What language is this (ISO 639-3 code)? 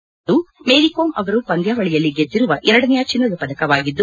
kan